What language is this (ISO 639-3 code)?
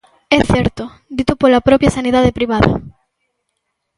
glg